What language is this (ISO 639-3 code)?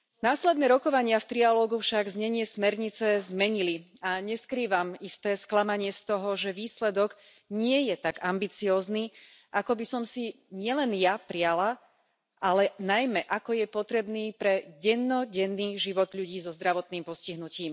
slk